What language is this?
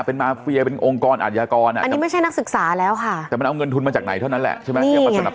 Thai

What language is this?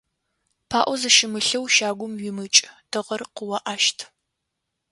Adyghe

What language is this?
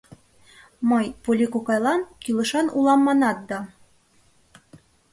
Mari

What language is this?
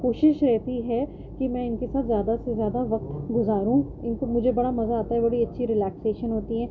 Urdu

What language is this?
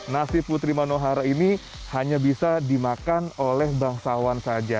Indonesian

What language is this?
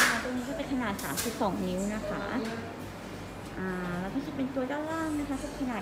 Thai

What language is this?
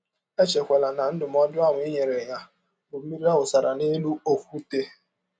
Igbo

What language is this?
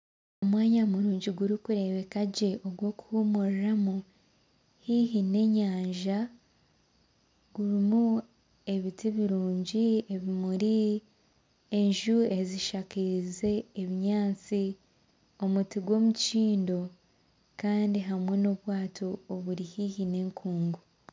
Nyankole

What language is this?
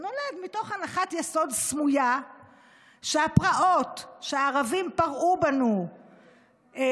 Hebrew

